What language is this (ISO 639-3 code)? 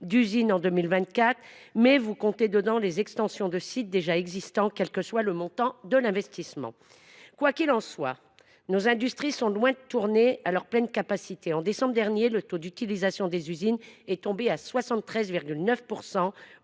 fra